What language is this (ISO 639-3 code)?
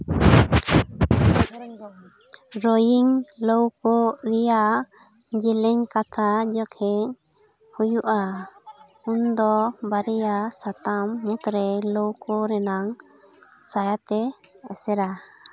sat